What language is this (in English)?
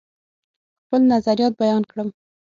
Pashto